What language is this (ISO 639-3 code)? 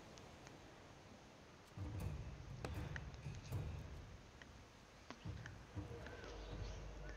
deu